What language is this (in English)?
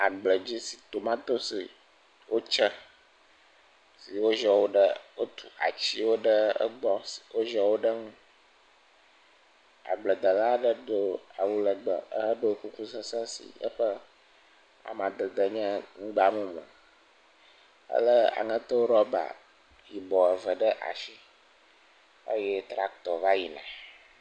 Ewe